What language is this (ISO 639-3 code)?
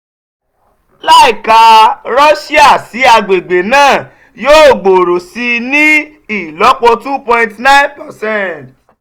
yor